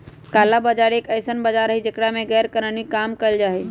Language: Magahi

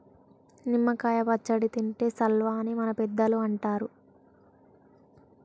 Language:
Telugu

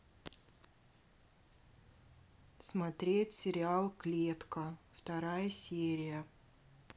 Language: Russian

